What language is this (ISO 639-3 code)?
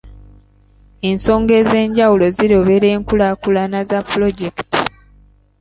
lug